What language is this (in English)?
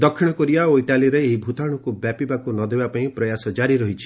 Odia